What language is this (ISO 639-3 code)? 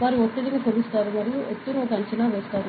tel